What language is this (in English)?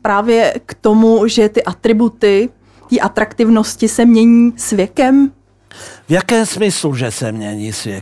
Czech